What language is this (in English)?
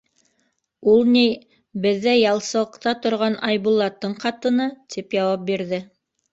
Bashkir